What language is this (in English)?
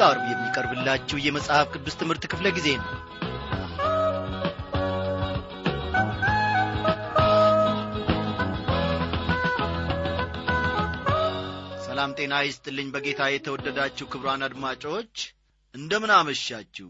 Amharic